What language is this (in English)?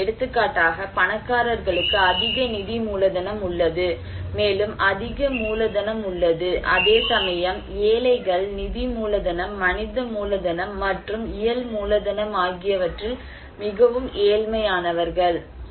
Tamil